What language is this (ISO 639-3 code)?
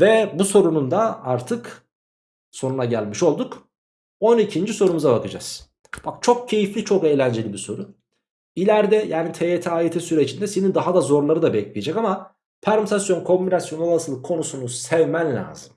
tur